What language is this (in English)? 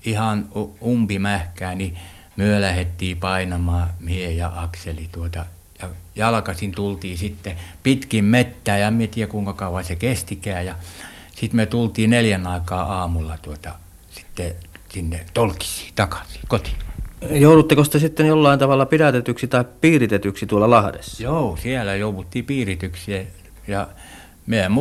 Finnish